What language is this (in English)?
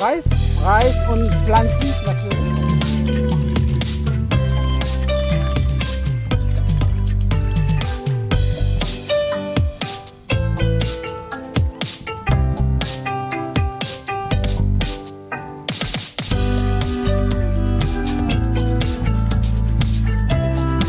German